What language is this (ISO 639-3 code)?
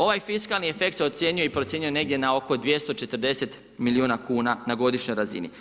hrv